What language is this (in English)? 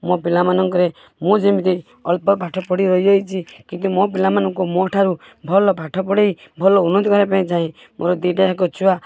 Odia